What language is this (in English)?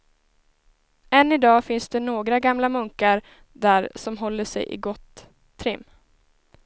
Swedish